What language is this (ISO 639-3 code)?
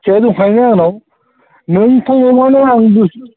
brx